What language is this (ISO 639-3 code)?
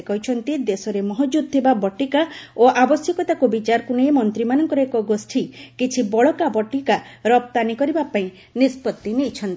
ori